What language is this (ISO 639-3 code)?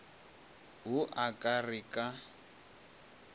nso